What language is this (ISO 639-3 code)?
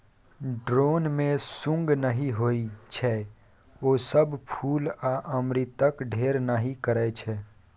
mai